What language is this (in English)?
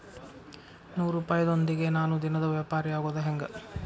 Kannada